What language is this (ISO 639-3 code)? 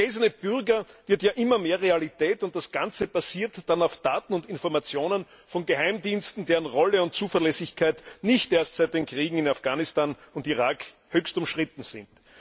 deu